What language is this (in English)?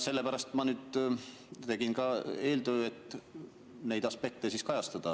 Estonian